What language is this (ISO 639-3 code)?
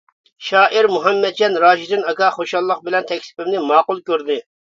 uig